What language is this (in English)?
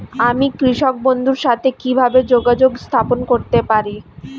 Bangla